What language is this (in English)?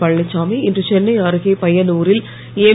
Tamil